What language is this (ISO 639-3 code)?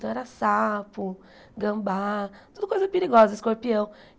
por